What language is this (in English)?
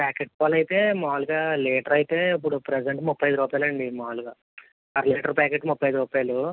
Telugu